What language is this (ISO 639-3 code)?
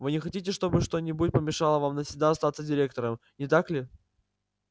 rus